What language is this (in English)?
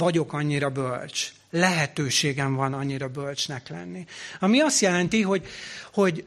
Hungarian